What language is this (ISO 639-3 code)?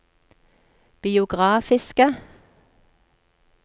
nor